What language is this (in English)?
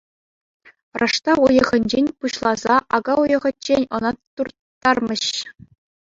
Chuvash